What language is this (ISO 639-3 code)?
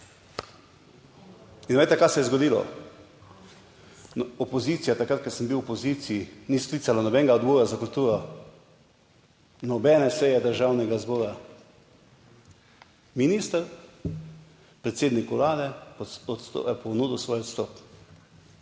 slv